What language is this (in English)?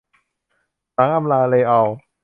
Thai